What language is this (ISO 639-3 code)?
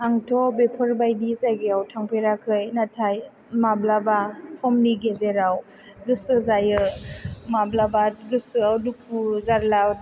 brx